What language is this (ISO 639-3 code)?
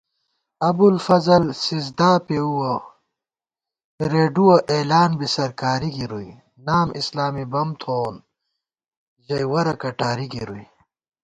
gwt